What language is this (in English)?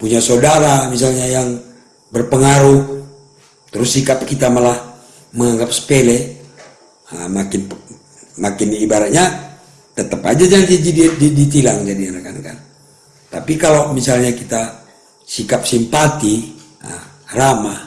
Indonesian